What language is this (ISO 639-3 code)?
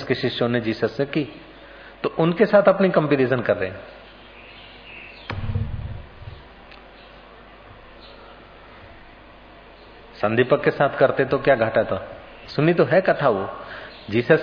hin